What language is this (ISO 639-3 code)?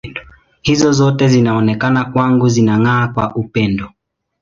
swa